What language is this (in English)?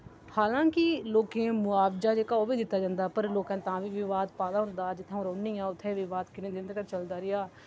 Dogri